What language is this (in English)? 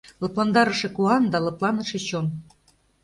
Mari